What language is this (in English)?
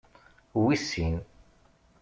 Kabyle